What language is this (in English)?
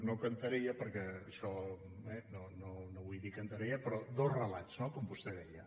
Catalan